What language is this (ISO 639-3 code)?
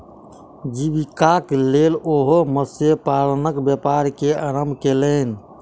mai